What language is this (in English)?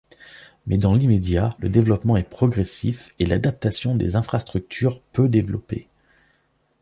French